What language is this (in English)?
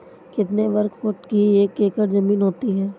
Hindi